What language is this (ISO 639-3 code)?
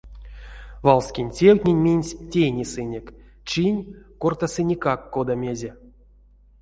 myv